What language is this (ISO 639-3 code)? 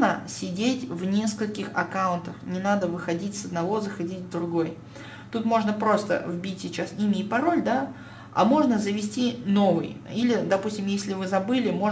rus